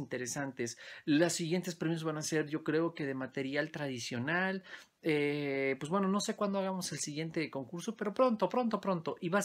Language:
Spanish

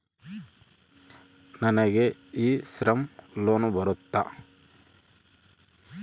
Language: Kannada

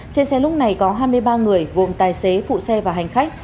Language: Vietnamese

